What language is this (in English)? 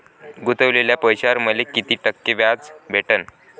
Marathi